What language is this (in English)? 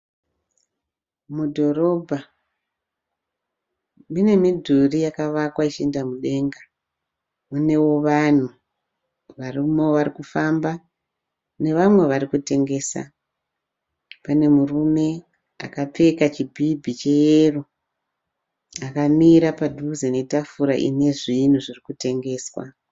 Shona